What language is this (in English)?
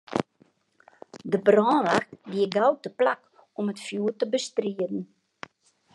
Western Frisian